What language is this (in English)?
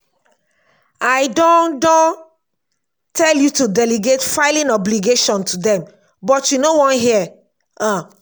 Nigerian Pidgin